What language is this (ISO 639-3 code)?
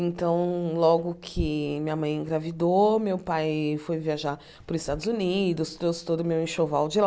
por